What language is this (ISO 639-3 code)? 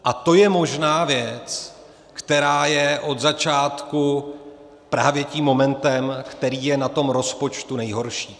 ces